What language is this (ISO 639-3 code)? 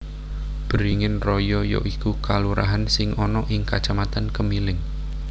jav